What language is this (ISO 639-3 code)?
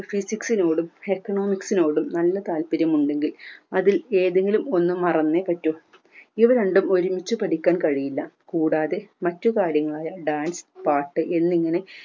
mal